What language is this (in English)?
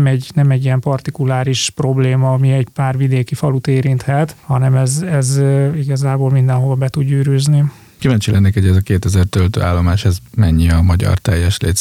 Hungarian